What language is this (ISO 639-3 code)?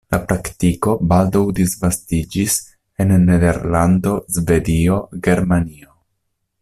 epo